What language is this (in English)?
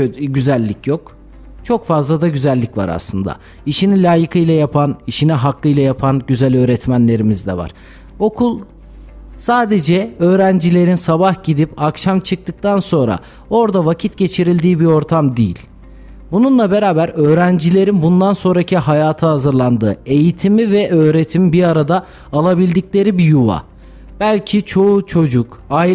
Turkish